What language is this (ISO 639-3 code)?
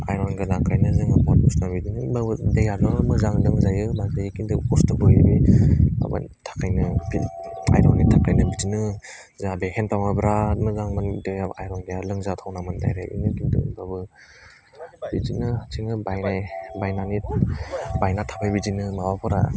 brx